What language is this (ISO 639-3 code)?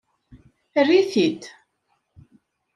kab